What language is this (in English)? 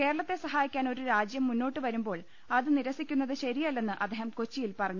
Malayalam